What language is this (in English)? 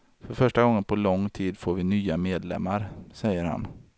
Swedish